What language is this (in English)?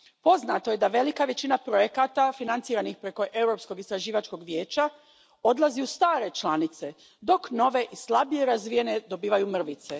Croatian